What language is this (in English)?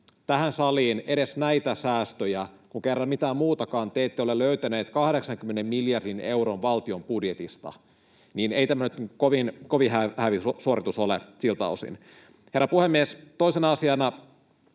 Finnish